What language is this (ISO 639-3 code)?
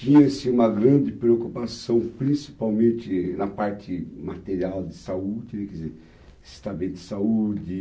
por